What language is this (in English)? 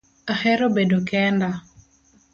Luo (Kenya and Tanzania)